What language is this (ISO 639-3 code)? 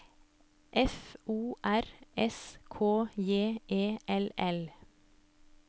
nor